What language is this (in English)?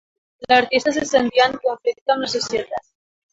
Catalan